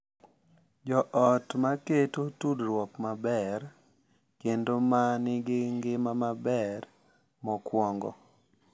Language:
Luo (Kenya and Tanzania)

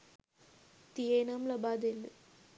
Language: Sinhala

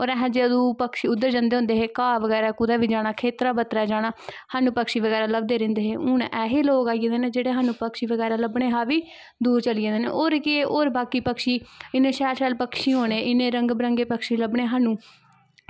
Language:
Dogri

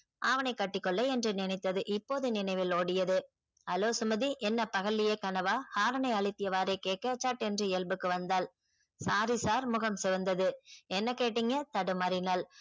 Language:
Tamil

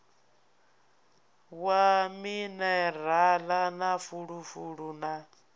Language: Venda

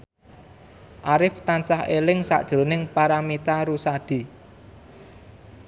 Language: Javanese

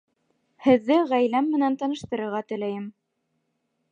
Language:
Bashkir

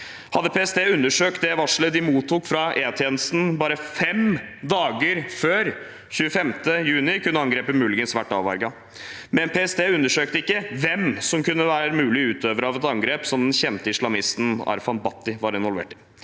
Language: Norwegian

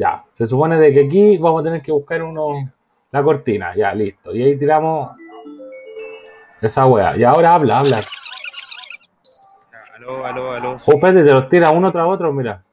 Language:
Spanish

